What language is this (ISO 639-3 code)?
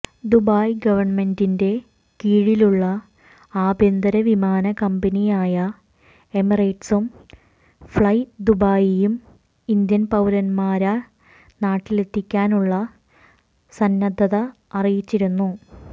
mal